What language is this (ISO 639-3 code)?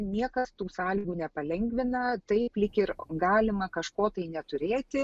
lit